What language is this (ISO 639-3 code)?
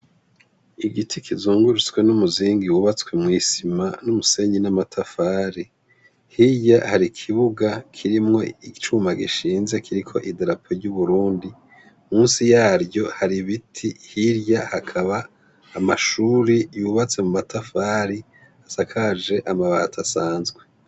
run